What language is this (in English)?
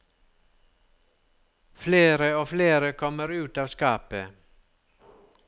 Norwegian